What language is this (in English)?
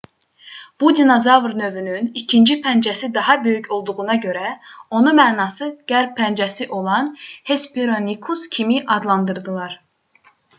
Azerbaijani